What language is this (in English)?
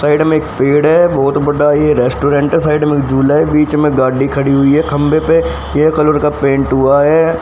Hindi